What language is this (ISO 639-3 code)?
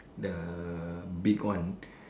eng